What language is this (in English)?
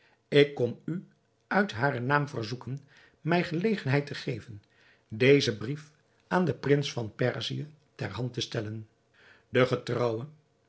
Dutch